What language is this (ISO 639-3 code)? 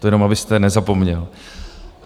ces